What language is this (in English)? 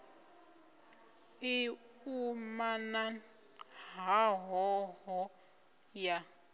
Venda